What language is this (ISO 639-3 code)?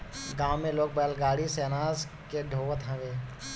bho